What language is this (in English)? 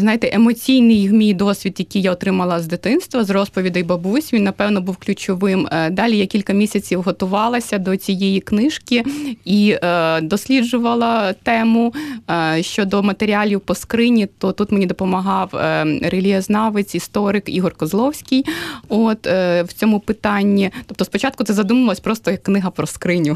Ukrainian